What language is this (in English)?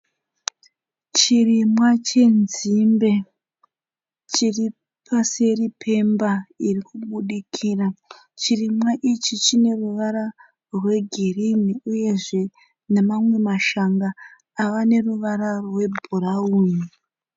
Shona